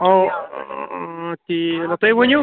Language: Kashmiri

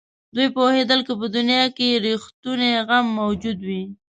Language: Pashto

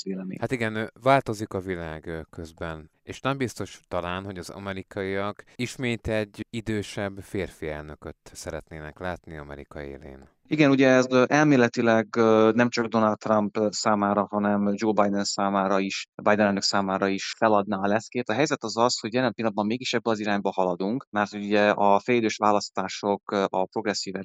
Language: Hungarian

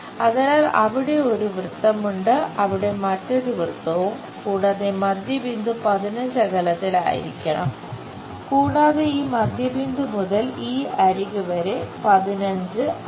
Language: Malayalam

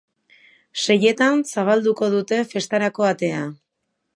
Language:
Basque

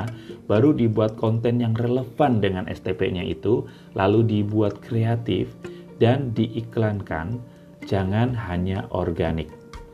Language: Indonesian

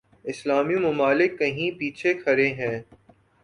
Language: Urdu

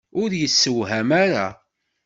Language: Kabyle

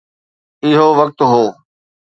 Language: Sindhi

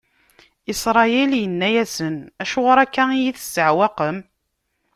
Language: Kabyle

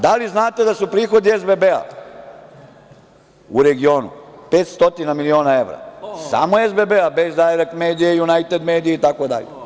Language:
Serbian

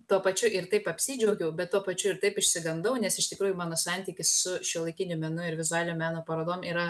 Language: Lithuanian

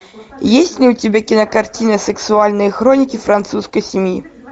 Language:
Russian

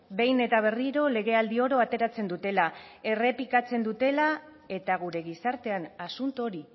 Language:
Basque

